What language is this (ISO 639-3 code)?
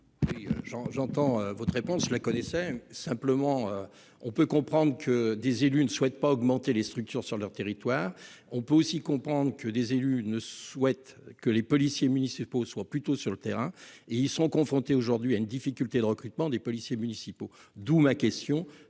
fra